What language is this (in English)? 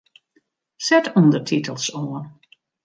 Western Frisian